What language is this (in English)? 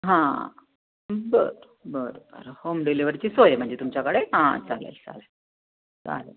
Marathi